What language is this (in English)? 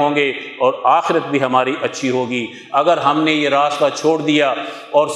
Urdu